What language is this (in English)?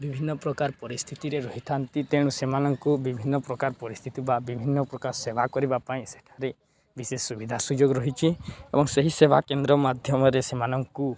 Odia